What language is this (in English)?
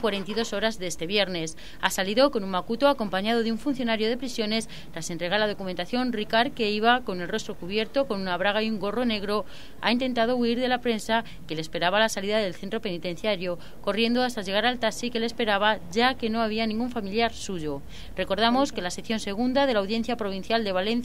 Spanish